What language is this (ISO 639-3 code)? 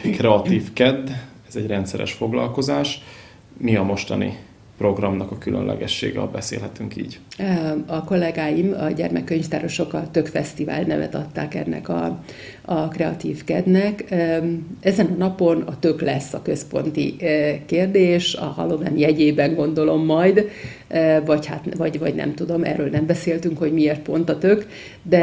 hun